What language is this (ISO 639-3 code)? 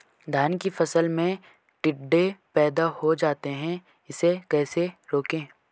hin